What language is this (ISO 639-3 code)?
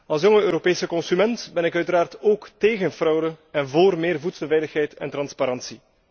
nld